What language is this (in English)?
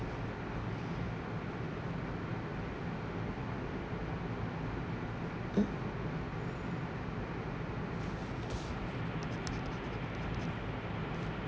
English